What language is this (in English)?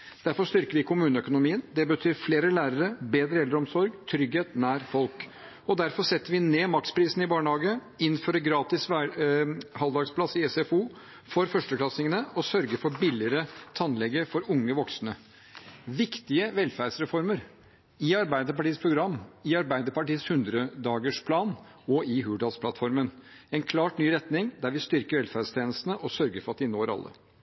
Norwegian Bokmål